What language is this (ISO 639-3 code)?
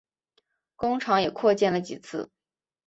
zho